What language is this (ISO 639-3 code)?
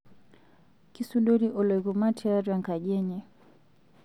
mas